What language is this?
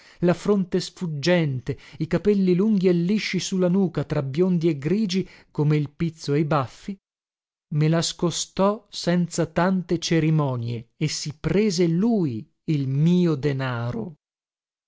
Italian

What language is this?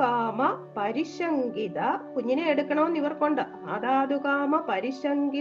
Malayalam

